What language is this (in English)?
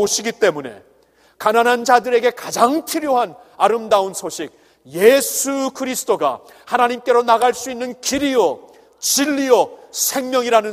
Korean